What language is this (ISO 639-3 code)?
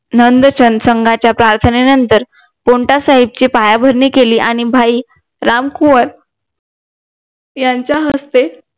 mar